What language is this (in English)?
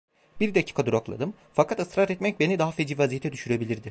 Turkish